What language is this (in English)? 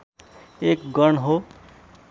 Nepali